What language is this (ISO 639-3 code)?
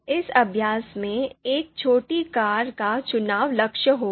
hin